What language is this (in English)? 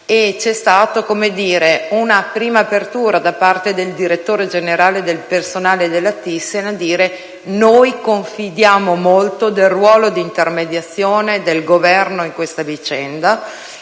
Italian